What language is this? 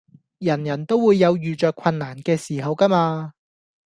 Cantonese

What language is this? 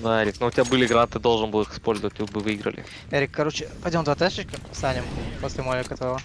Russian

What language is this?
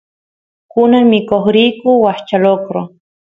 Santiago del Estero Quichua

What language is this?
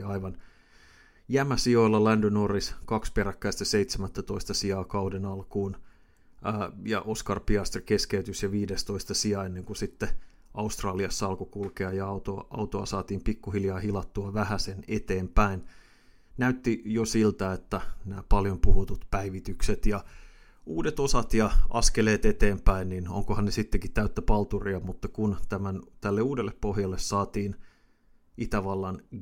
Finnish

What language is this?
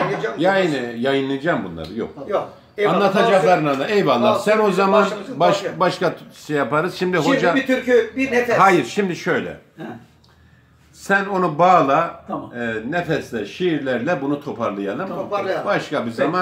Turkish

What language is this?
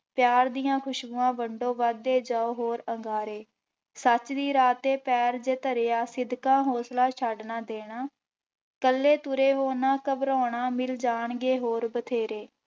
Punjabi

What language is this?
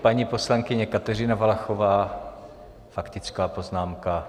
Czech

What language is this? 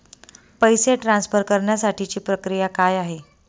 Marathi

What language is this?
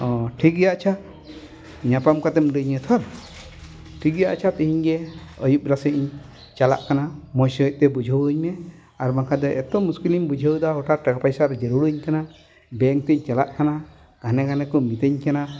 Santali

